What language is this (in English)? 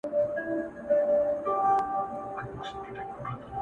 Pashto